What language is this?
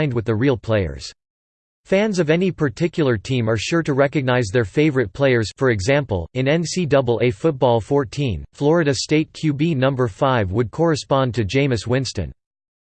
English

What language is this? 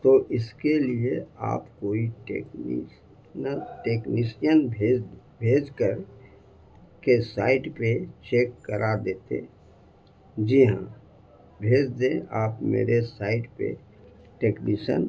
Urdu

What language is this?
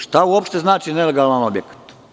Serbian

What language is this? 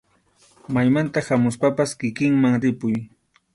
Arequipa-La Unión Quechua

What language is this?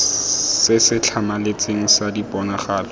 Tswana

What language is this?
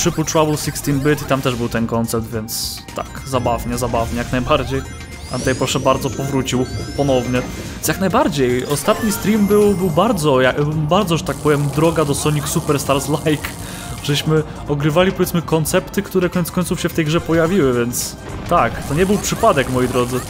Polish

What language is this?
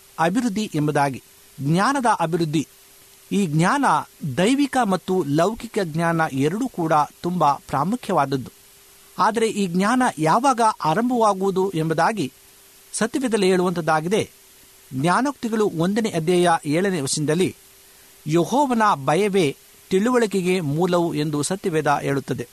Kannada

